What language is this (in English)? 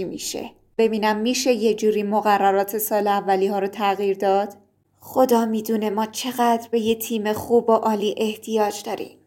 Persian